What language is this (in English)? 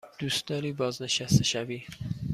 Persian